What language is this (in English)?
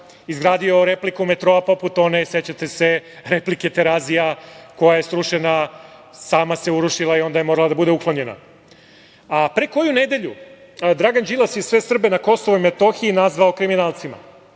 Serbian